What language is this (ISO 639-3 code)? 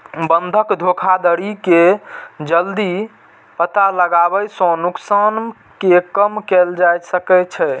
mai